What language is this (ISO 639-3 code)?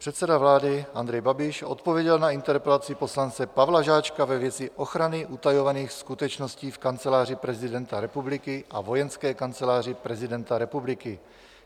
ces